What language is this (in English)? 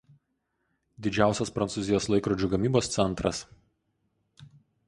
Lithuanian